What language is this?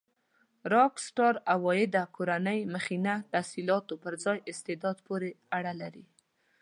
Pashto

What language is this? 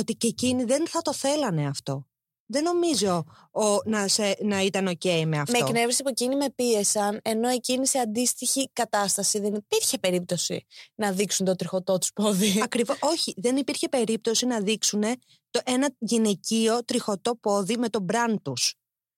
Greek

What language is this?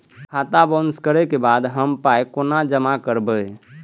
Maithili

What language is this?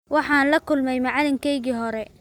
Somali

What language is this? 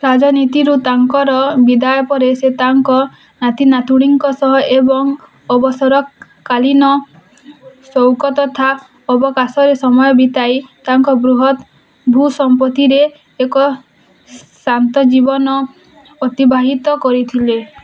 Odia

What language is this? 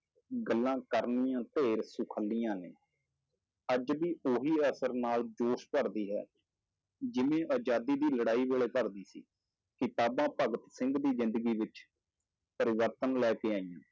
Punjabi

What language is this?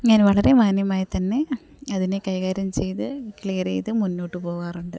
Malayalam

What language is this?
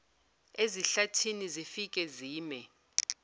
Zulu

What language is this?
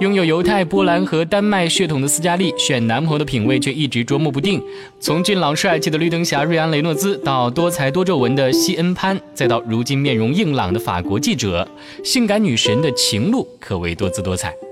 Chinese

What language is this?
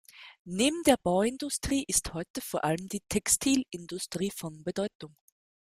German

